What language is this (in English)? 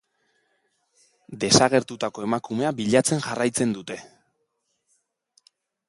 Basque